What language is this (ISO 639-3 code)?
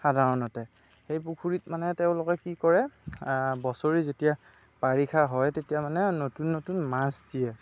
asm